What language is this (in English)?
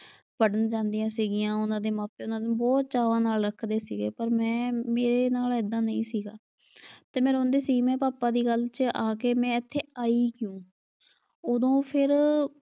Punjabi